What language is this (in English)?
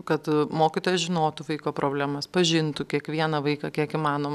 Lithuanian